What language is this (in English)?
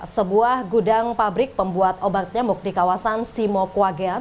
Indonesian